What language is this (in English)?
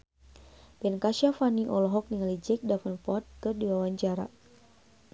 Sundanese